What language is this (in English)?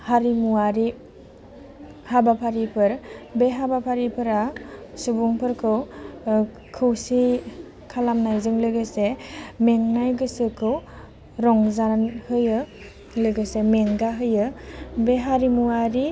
Bodo